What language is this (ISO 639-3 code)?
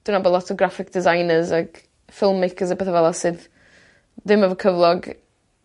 cym